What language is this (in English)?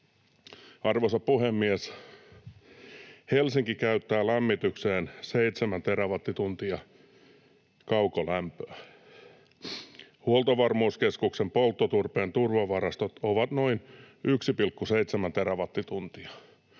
Finnish